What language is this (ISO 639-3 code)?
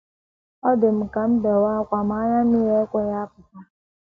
ibo